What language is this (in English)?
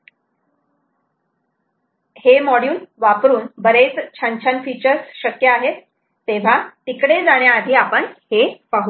Marathi